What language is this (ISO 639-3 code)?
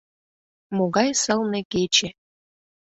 chm